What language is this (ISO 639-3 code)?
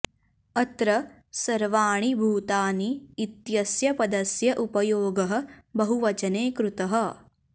san